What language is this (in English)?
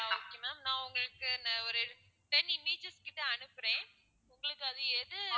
Tamil